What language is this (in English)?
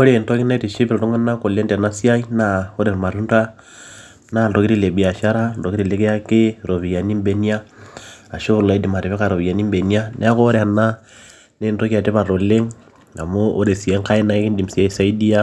Masai